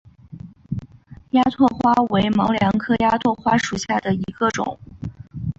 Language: Chinese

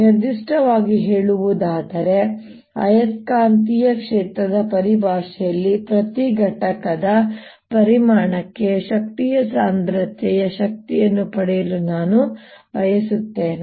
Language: Kannada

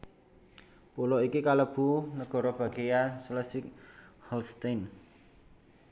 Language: Javanese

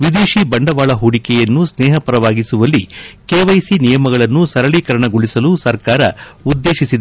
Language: Kannada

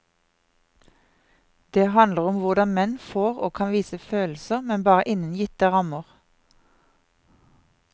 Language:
Norwegian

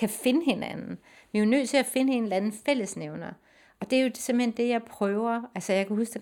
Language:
Danish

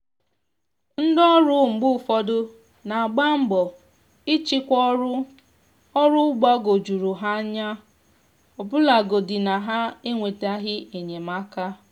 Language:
Igbo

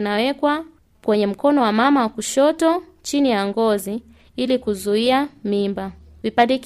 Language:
Swahili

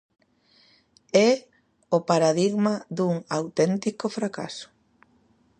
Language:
Galician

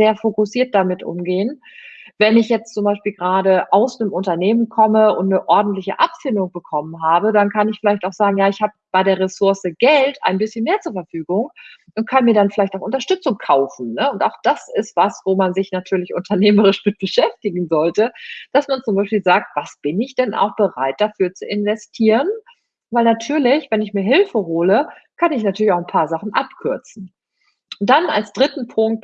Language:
German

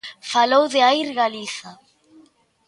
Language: Galician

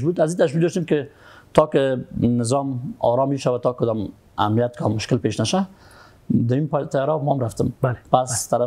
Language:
Persian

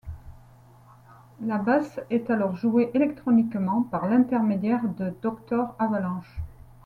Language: French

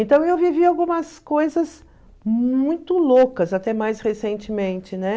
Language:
Portuguese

